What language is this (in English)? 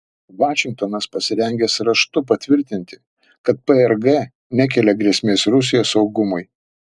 Lithuanian